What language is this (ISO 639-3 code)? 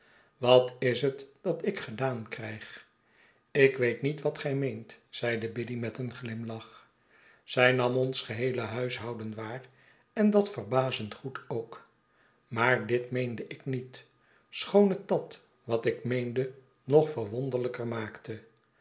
nld